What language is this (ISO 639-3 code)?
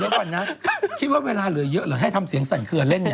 tha